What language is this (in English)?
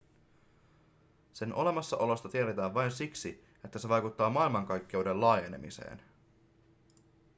Finnish